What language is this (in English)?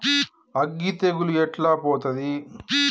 Telugu